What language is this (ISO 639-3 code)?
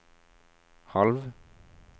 nor